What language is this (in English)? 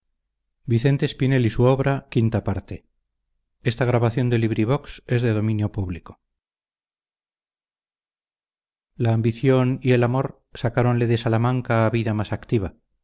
Spanish